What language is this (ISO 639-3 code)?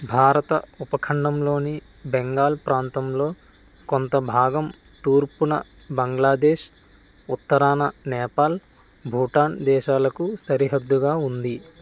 tel